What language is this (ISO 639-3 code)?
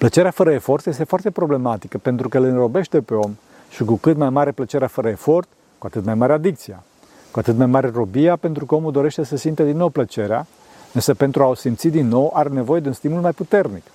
ron